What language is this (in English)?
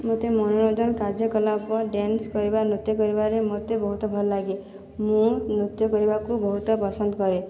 Odia